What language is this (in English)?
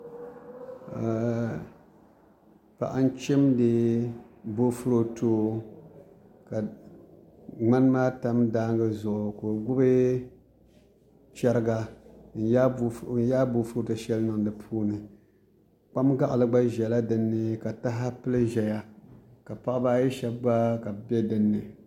Dagbani